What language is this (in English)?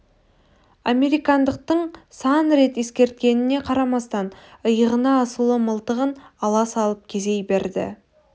Kazakh